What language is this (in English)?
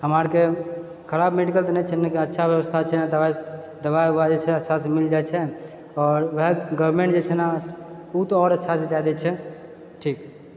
Maithili